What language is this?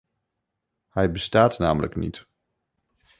Dutch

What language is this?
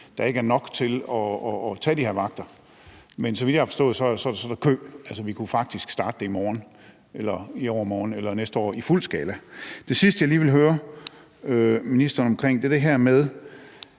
Danish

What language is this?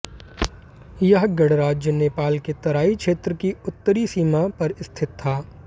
Hindi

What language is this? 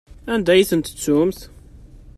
Kabyle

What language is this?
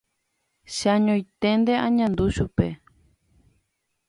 Guarani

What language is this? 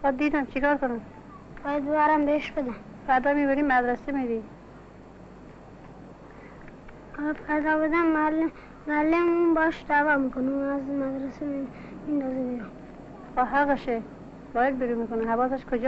Persian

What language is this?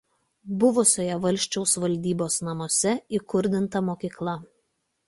Lithuanian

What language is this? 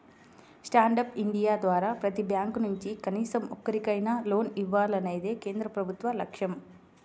Telugu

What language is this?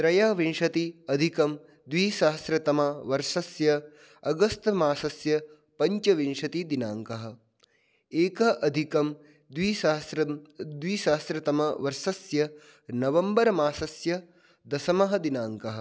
Sanskrit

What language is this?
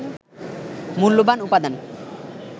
Bangla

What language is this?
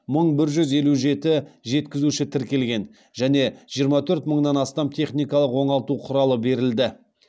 Kazakh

